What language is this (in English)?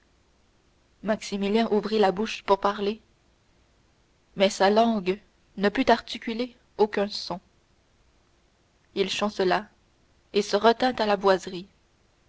French